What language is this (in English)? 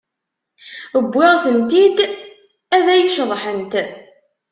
Kabyle